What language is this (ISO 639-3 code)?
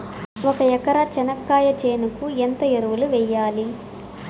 tel